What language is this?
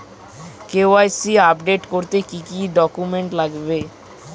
Bangla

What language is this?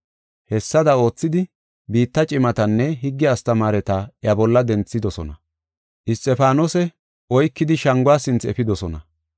Gofa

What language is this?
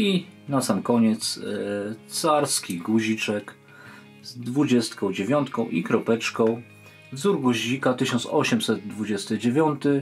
Polish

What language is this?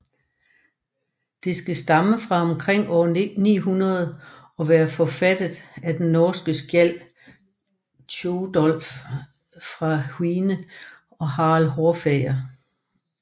Danish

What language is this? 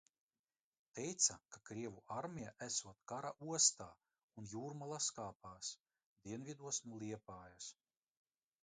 Latvian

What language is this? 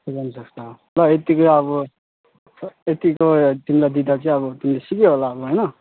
Nepali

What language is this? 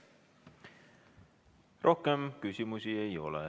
Estonian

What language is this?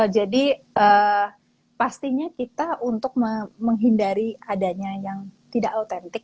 Indonesian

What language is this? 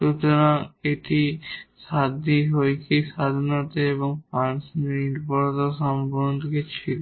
Bangla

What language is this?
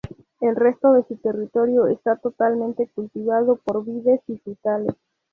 Spanish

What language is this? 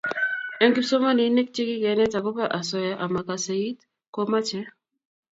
Kalenjin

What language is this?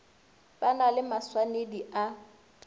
Northern Sotho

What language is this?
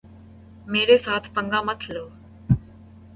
Urdu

